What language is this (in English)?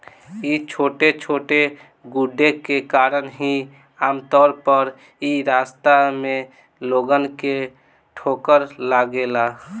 Bhojpuri